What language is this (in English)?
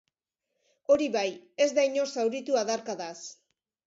Basque